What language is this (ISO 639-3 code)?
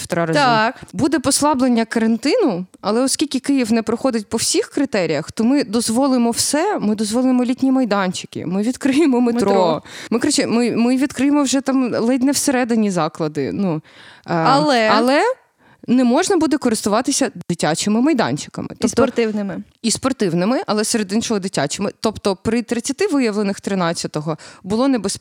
ukr